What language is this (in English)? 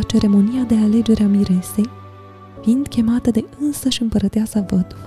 Romanian